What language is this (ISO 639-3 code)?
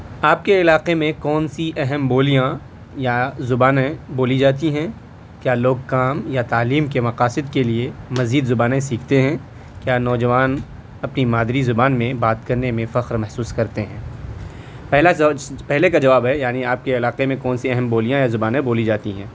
urd